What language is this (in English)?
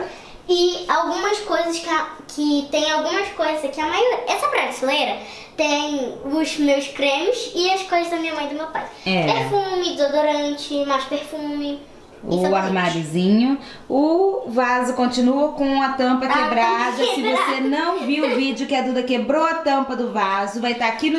Portuguese